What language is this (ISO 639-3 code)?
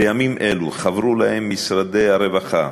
heb